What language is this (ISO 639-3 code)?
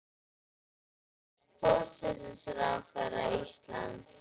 isl